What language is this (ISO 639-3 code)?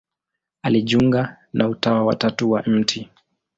swa